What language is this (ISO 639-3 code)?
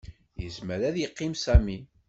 kab